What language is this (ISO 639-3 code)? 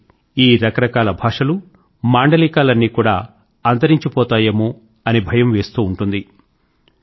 tel